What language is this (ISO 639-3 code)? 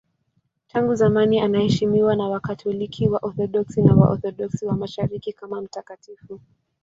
swa